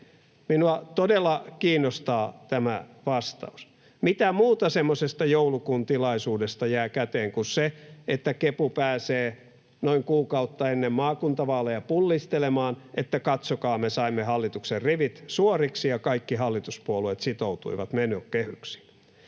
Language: Finnish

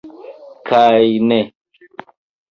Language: Esperanto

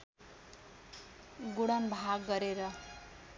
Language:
Nepali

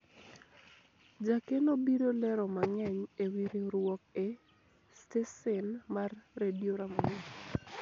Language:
Luo (Kenya and Tanzania)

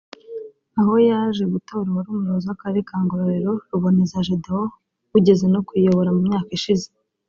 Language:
Kinyarwanda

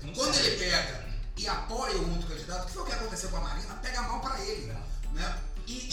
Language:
Portuguese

